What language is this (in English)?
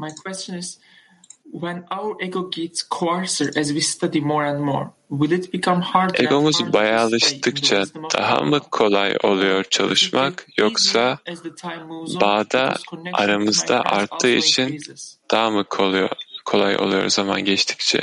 Turkish